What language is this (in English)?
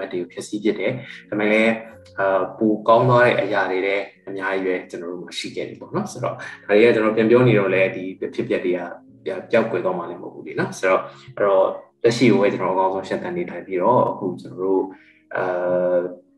Thai